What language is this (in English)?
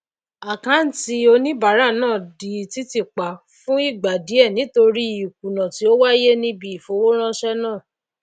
Yoruba